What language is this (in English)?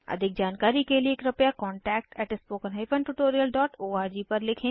Hindi